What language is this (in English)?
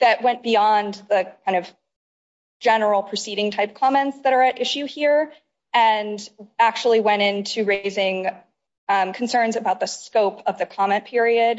English